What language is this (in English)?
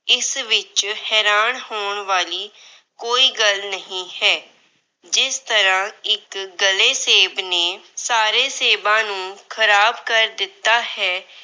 Punjabi